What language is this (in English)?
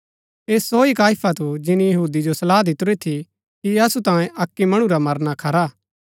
Gaddi